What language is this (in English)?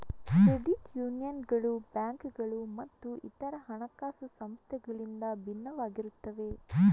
Kannada